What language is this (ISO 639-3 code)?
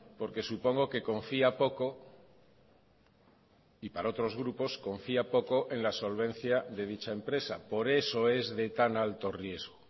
spa